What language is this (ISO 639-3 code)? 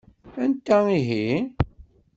kab